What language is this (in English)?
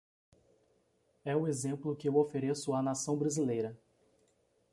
Portuguese